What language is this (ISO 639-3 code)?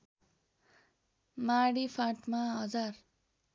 nep